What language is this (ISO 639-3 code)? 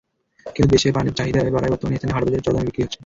ben